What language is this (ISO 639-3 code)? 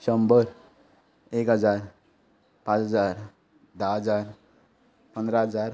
kok